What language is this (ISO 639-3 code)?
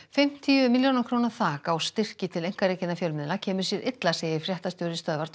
isl